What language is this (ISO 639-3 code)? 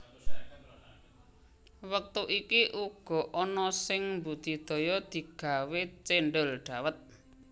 jav